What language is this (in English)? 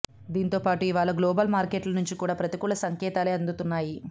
Telugu